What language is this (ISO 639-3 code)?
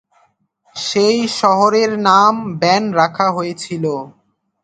ben